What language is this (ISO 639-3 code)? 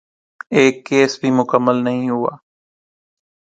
urd